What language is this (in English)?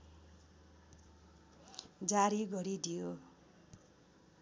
Nepali